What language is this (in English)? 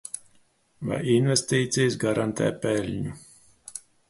Latvian